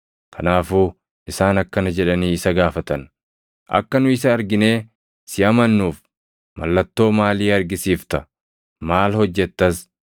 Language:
Oromo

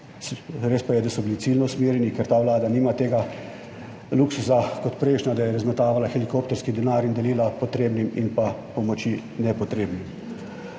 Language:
Slovenian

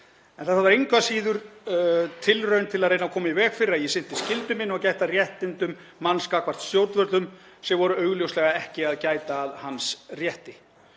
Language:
Icelandic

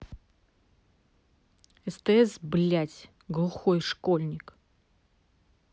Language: Russian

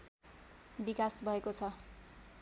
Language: Nepali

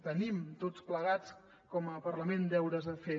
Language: Catalan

